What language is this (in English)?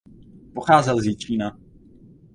Czech